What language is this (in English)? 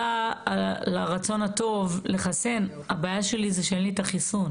Hebrew